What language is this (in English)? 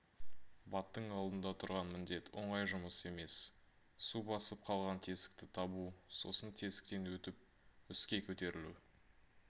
Kazakh